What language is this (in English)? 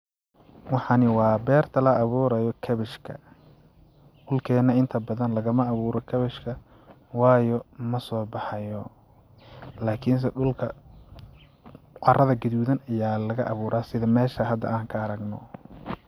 Somali